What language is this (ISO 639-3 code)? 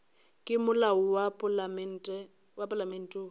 nso